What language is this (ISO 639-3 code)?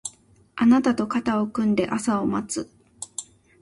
jpn